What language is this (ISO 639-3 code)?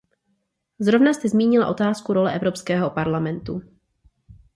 ces